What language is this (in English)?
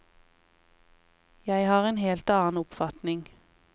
Norwegian